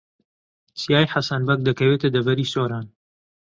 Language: Central Kurdish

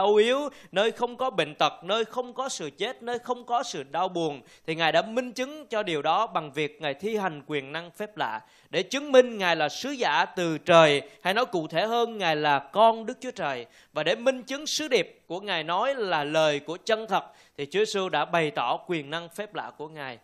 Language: Vietnamese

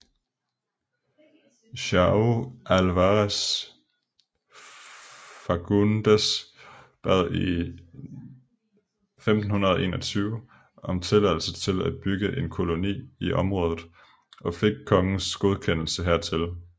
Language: Danish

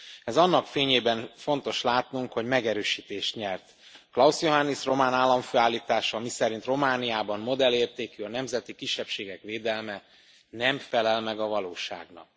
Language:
Hungarian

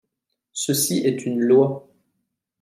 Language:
French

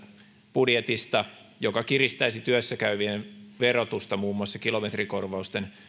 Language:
Finnish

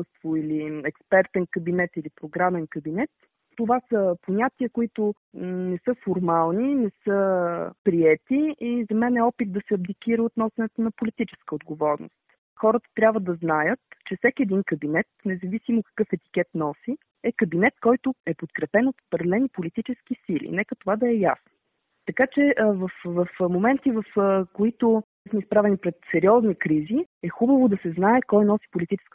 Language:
Bulgarian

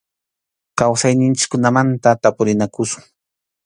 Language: Arequipa-La Unión Quechua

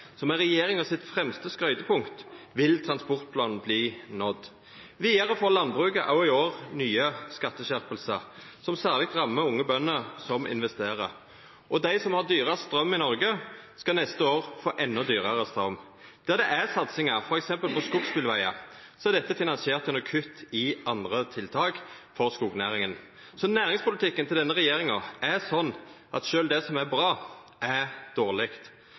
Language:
Norwegian Nynorsk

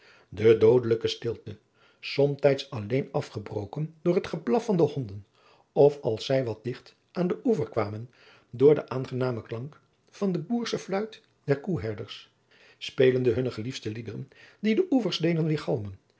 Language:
Dutch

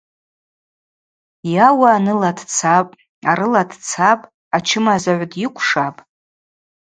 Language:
Abaza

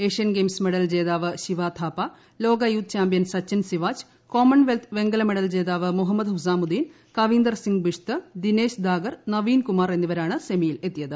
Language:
Malayalam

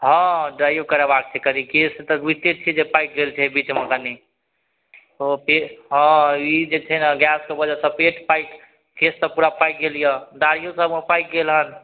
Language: Maithili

